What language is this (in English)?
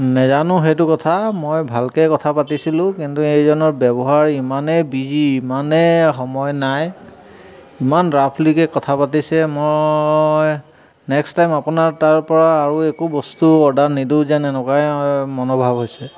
Assamese